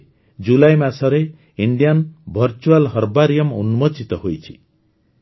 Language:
Odia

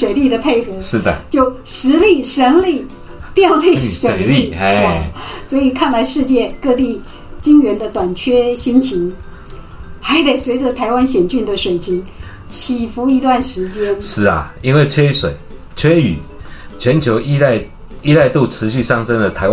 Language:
Chinese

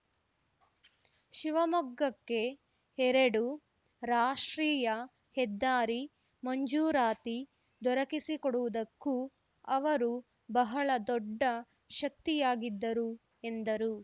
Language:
Kannada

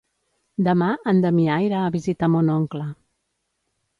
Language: Catalan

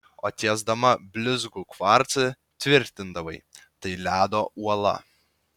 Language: Lithuanian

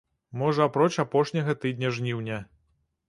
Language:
Belarusian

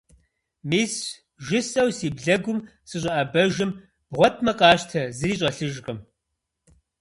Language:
Kabardian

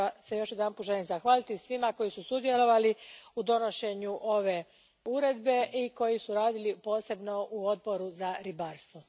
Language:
Croatian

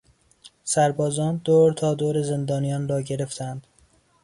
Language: Persian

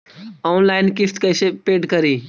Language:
Magahi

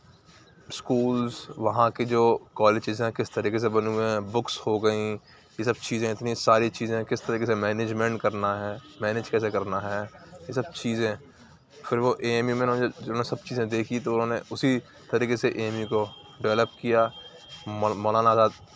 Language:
Urdu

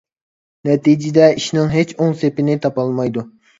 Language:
Uyghur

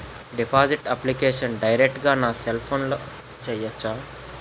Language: Telugu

